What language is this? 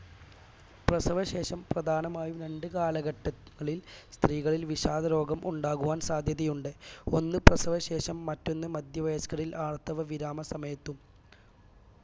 Malayalam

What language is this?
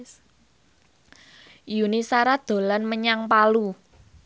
Javanese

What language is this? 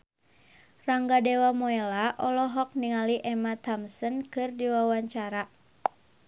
Sundanese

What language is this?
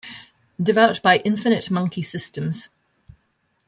English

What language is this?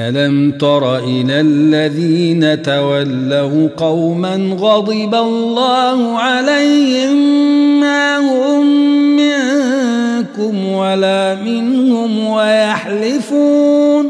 Arabic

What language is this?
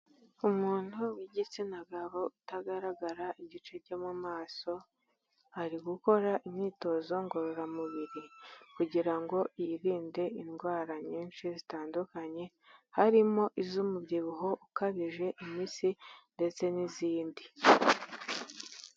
Kinyarwanda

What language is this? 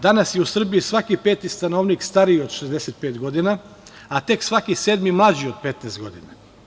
Serbian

